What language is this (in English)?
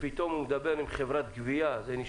Hebrew